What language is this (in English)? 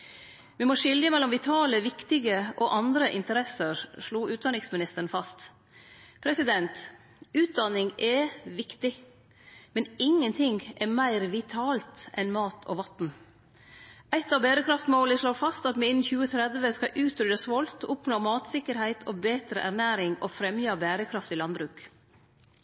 Norwegian Nynorsk